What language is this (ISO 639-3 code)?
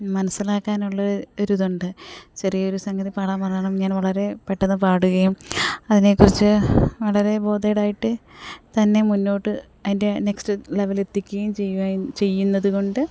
mal